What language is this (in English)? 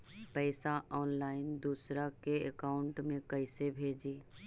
Magahi